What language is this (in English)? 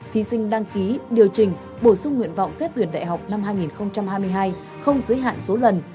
Vietnamese